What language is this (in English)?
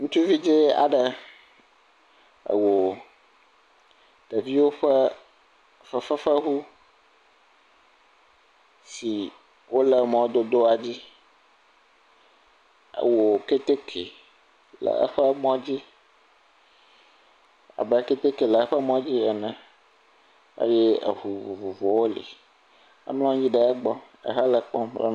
Ewe